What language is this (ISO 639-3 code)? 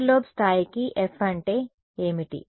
tel